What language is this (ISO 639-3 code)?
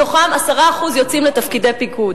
heb